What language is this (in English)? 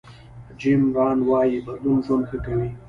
Pashto